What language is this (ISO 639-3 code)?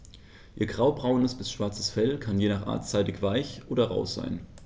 deu